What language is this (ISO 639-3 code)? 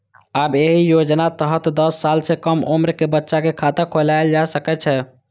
mai